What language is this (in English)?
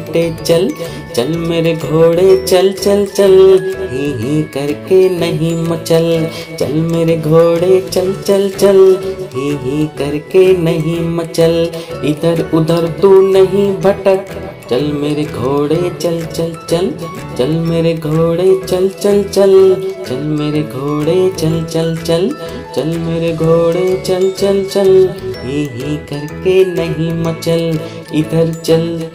Hindi